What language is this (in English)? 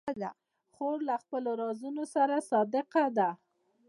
Pashto